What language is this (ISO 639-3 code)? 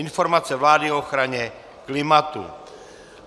ces